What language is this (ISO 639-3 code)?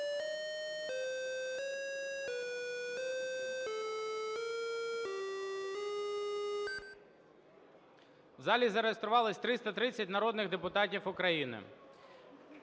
ukr